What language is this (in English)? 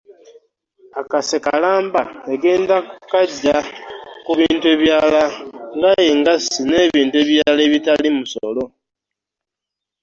Ganda